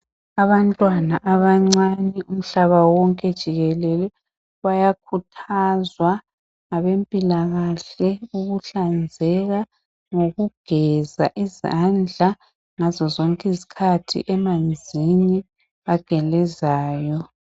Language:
North Ndebele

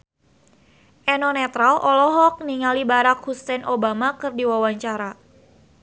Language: Sundanese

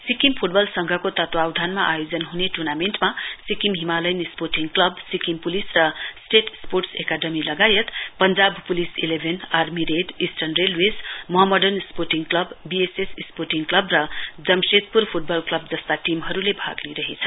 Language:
Nepali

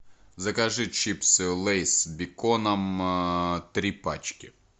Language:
Russian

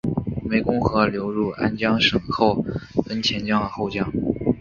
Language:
Chinese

